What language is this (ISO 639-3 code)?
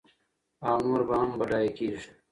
pus